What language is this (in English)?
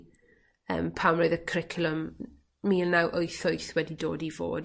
Welsh